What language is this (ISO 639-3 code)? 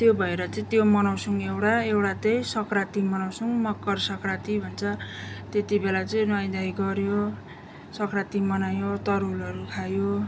nep